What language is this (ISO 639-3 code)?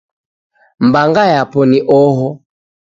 dav